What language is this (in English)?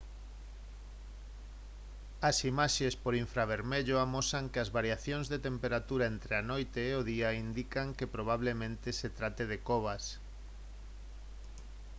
Galician